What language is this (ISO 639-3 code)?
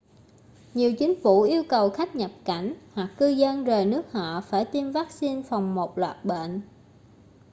vie